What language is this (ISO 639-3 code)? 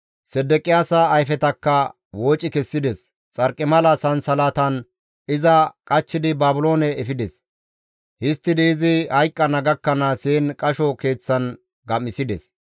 gmv